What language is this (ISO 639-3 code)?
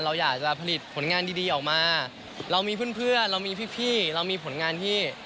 tha